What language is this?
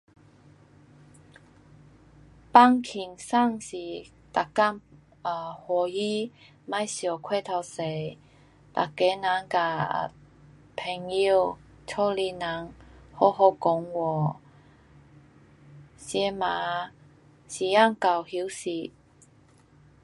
Pu-Xian Chinese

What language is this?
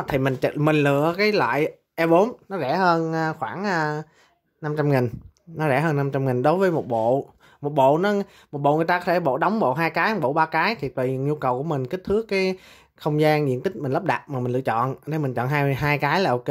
Vietnamese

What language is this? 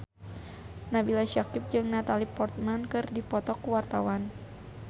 Sundanese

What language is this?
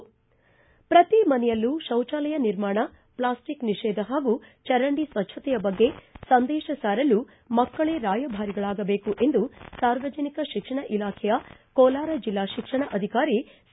Kannada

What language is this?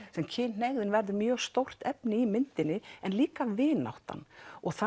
Icelandic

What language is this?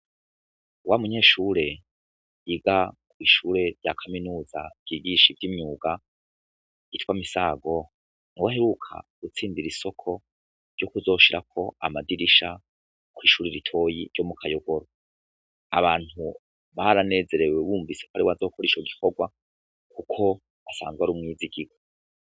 Rundi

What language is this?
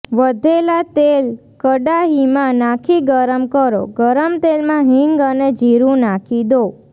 Gujarati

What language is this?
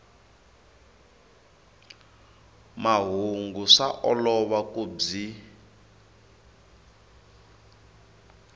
Tsonga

